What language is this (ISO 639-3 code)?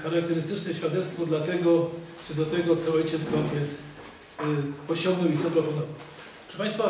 pol